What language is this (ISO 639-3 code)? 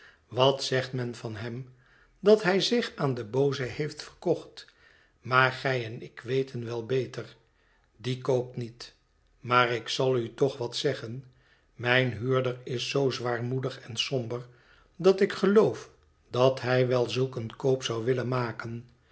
nld